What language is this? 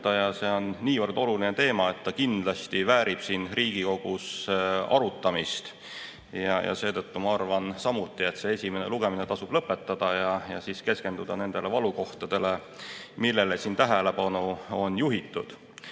Estonian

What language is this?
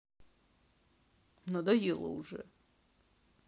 Russian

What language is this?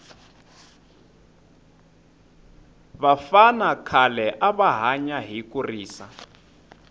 Tsonga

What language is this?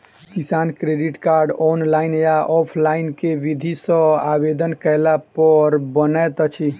Maithili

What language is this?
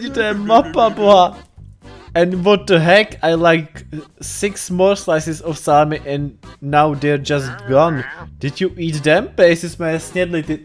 Czech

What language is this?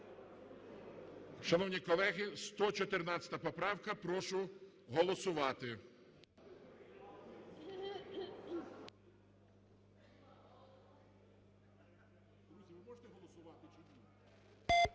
Ukrainian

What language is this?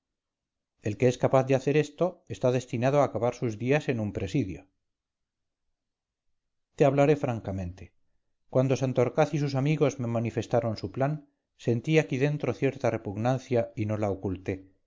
Spanish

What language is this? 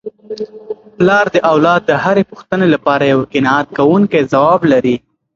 Pashto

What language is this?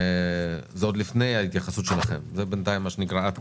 Hebrew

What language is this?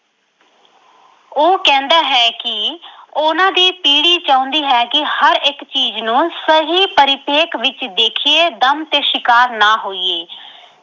Punjabi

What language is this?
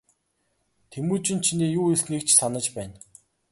Mongolian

